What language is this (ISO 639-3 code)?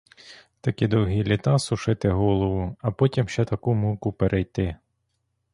ukr